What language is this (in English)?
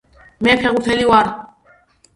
Georgian